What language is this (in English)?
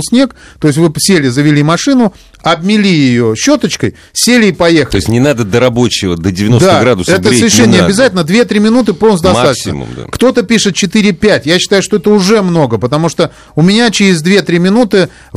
Russian